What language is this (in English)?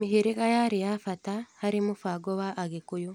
Kikuyu